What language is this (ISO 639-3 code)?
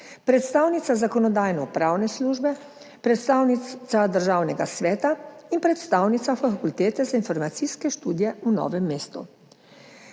slv